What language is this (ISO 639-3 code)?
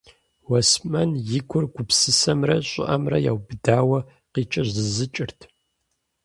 kbd